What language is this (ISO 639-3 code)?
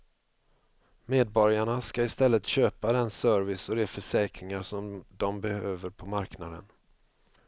swe